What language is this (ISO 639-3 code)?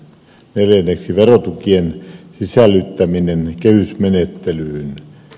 fin